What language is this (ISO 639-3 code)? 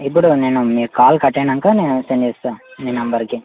tel